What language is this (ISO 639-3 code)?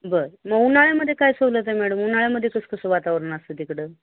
mar